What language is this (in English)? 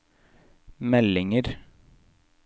Norwegian